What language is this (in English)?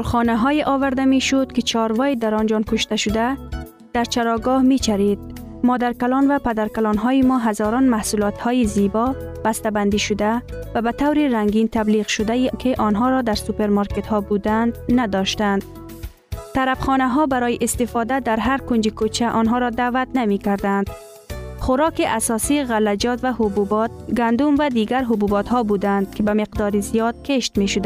Persian